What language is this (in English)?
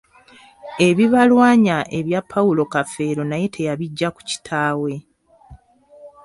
Ganda